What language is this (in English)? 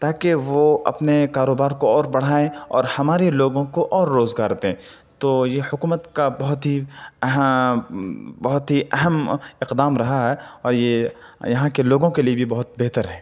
Urdu